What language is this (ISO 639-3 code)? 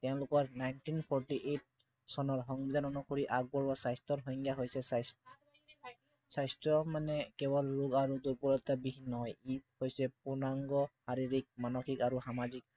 asm